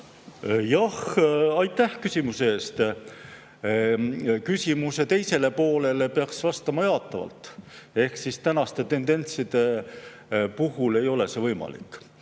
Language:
Estonian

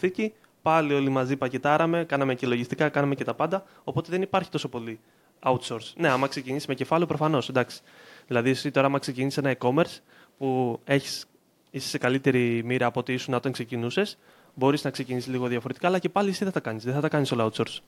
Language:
Greek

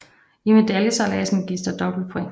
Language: Danish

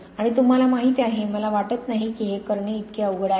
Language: Marathi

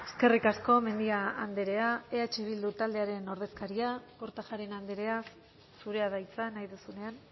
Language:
Basque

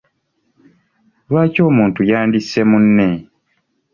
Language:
Ganda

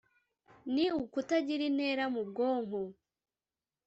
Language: Kinyarwanda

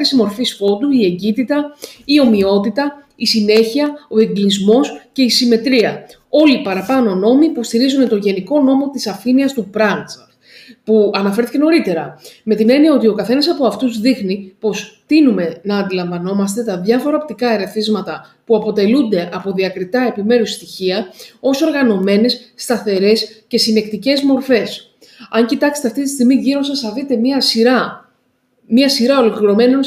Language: Greek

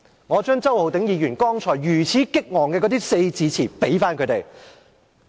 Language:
Cantonese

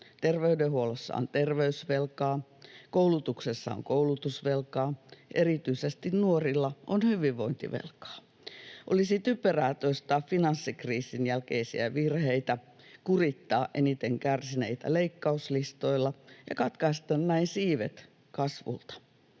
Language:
Finnish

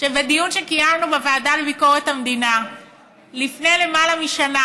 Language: Hebrew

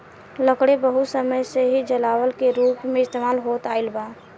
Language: Bhojpuri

